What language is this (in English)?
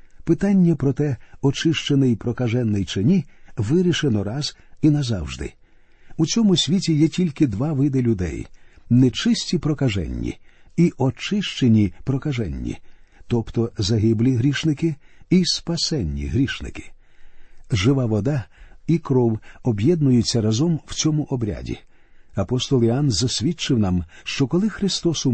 Ukrainian